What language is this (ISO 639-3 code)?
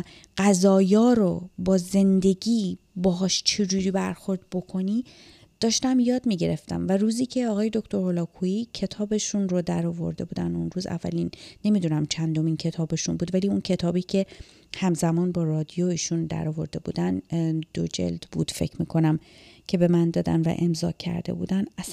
fas